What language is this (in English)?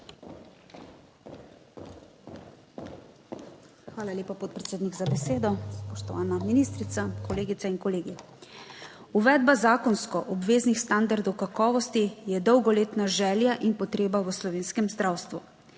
Slovenian